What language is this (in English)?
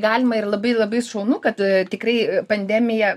Lithuanian